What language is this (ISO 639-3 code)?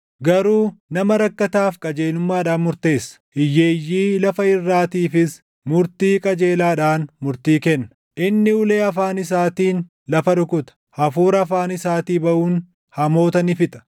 orm